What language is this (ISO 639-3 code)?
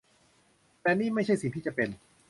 tha